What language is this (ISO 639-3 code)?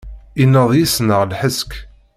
kab